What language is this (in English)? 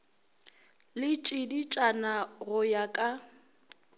Northern Sotho